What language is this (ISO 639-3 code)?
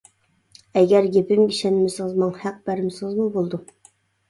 uig